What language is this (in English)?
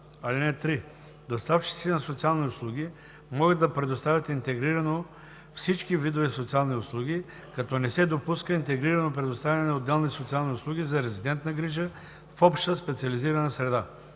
Bulgarian